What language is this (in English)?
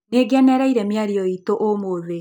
Kikuyu